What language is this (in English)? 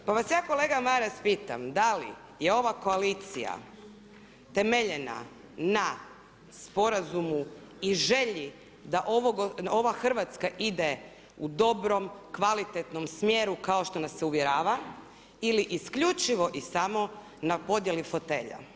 Croatian